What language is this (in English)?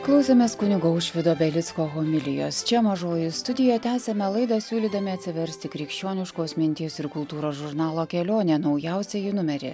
Lithuanian